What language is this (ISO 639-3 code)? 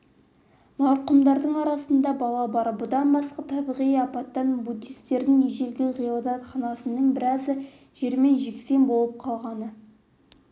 kaz